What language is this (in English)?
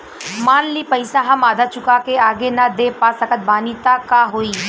Bhojpuri